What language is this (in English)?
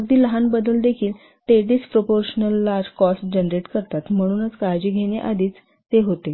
Marathi